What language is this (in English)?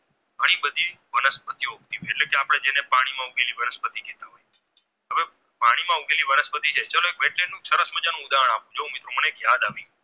Gujarati